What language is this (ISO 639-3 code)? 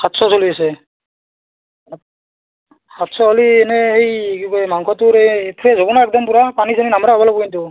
asm